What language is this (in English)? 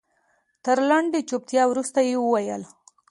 Pashto